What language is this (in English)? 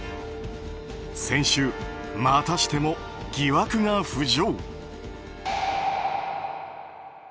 Japanese